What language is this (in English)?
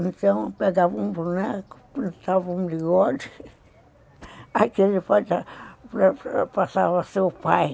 Portuguese